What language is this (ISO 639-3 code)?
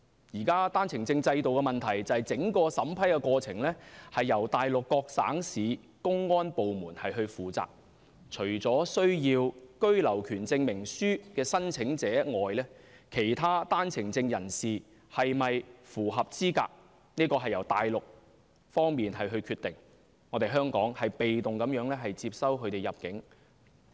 yue